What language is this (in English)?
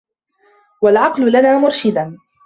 Arabic